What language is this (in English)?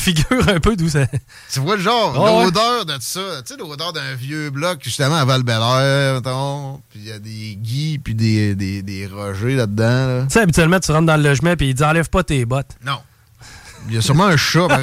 French